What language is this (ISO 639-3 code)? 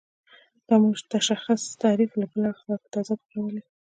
pus